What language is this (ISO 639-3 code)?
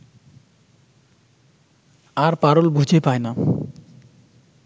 ben